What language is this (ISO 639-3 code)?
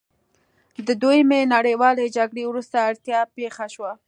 pus